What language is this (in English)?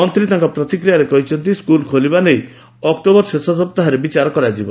Odia